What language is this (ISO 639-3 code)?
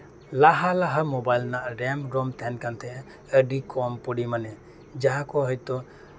sat